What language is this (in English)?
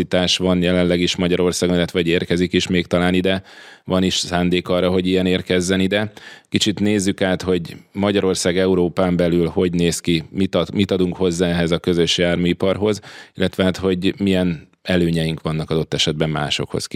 Hungarian